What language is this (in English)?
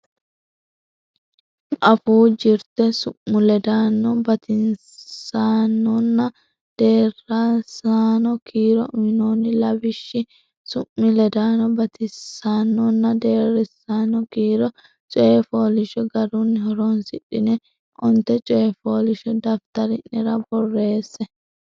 Sidamo